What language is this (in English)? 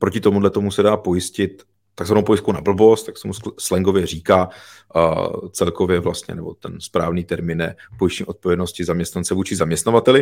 Czech